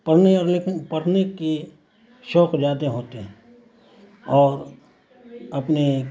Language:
Urdu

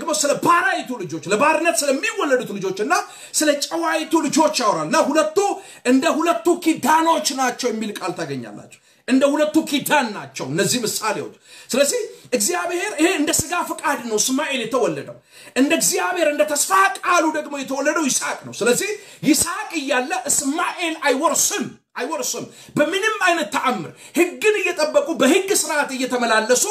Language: Arabic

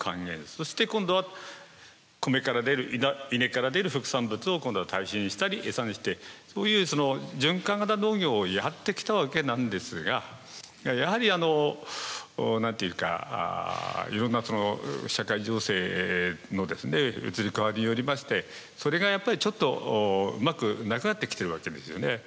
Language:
Japanese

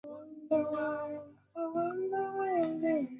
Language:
Swahili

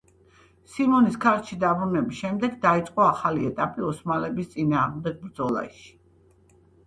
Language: Georgian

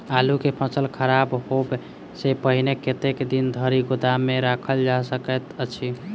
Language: Maithili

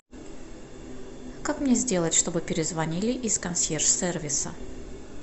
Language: Russian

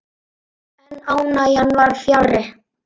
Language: Icelandic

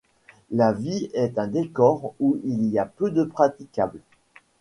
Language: French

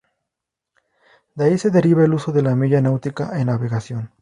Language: Spanish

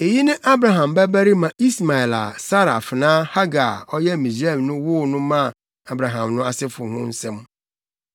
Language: Akan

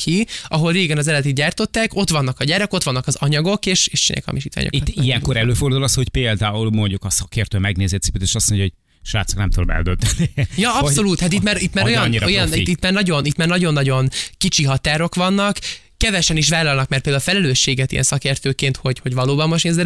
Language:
Hungarian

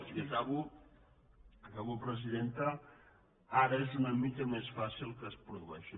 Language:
Catalan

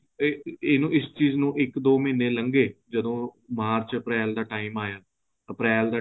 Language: Punjabi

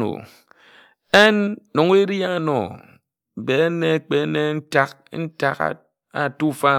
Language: Ejagham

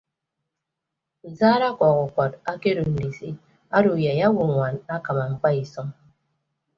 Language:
Ibibio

